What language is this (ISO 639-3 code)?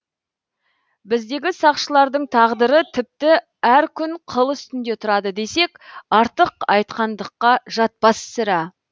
kaz